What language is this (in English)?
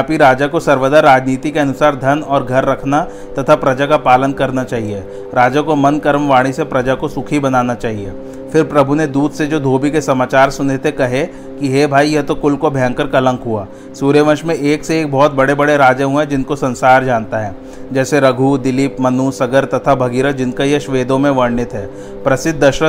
Hindi